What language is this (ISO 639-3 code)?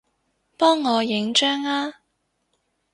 yue